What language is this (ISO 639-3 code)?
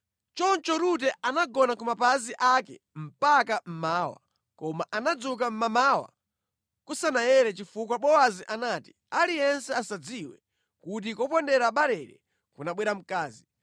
nya